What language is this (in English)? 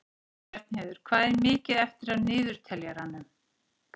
Icelandic